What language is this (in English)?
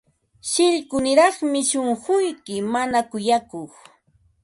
Ambo-Pasco Quechua